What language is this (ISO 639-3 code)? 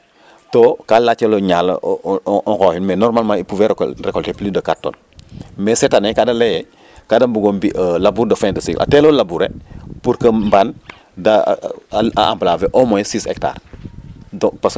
srr